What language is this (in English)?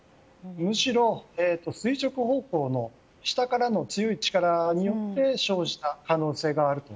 Japanese